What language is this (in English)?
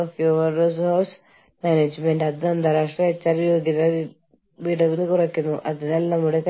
Malayalam